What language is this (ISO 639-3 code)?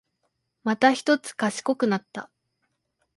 jpn